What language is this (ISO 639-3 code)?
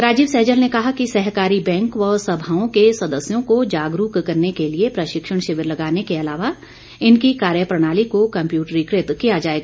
hin